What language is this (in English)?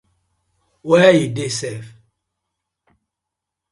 Nigerian Pidgin